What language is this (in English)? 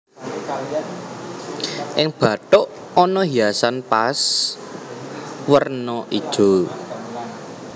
Javanese